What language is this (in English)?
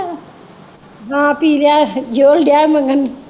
Punjabi